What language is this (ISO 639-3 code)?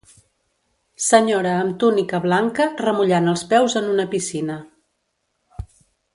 cat